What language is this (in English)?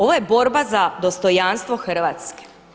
Croatian